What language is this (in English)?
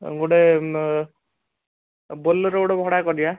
Odia